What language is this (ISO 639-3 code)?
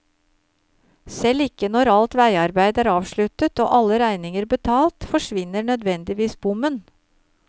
nor